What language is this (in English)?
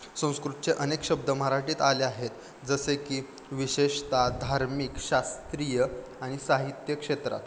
Marathi